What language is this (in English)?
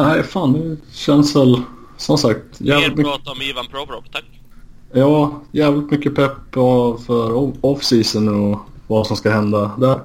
Swedish